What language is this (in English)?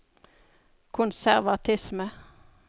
Norwegian